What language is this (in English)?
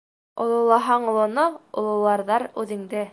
Bashkir